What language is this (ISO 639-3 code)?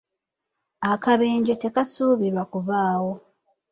lug